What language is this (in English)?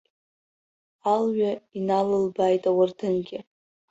Abkhazian